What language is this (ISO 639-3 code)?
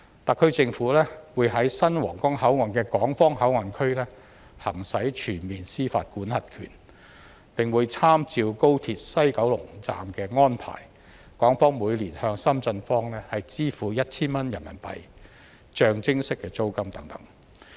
yue